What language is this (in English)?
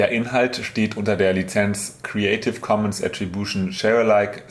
German